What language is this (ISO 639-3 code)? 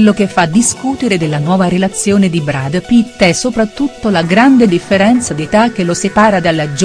ita